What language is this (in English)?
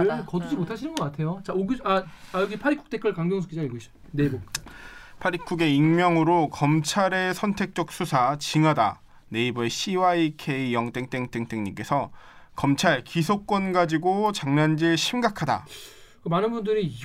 Korean